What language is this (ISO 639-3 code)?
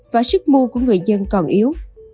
vie